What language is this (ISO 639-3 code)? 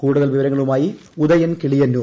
mal